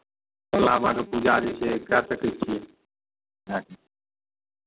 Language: Maithili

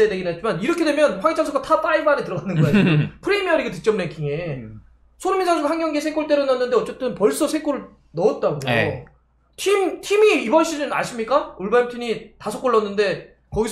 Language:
Korean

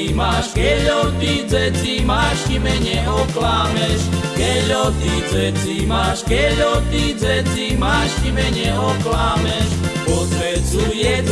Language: Slovak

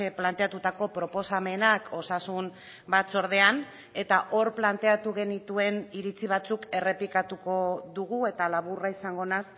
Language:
Basque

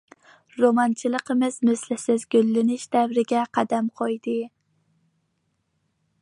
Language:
Uyghur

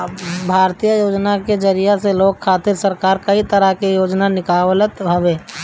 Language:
Bhojpuri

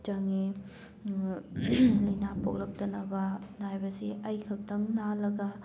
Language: Manipuri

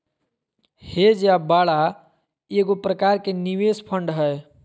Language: Magahi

